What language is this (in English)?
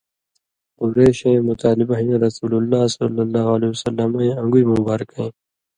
Indus Kohistani